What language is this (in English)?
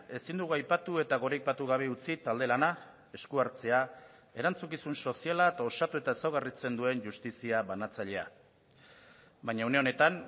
Basque